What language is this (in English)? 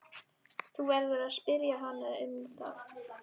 Icelandic